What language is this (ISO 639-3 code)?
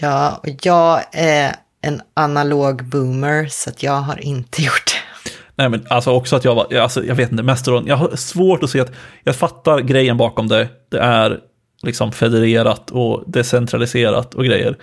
swe